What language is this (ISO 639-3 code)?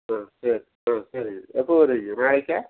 tam